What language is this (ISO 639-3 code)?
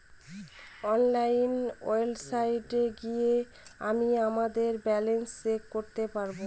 ben